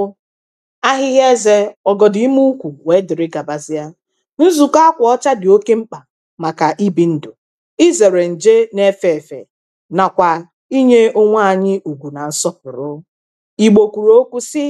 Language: Igbo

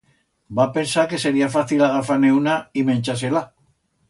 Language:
Aragonese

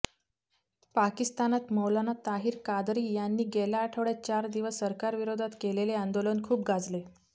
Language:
Marathi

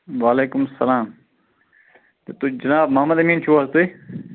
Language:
Kashmiri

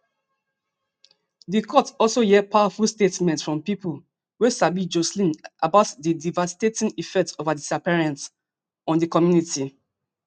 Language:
Nigerian Pidgin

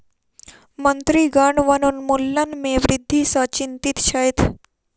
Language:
Maithili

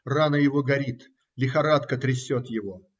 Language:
Russian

